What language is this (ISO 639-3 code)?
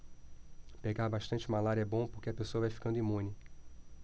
por